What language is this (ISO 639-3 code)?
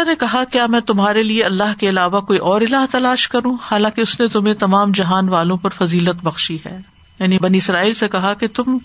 urd